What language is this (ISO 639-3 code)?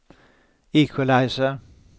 swe